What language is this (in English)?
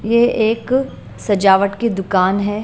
Hindi